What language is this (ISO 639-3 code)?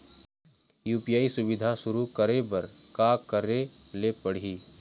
hne